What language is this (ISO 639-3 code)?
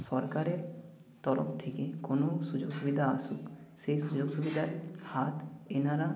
ben